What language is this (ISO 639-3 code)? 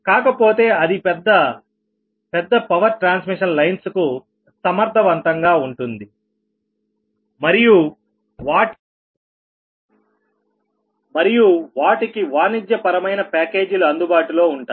tel